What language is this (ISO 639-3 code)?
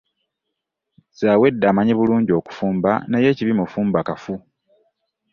lug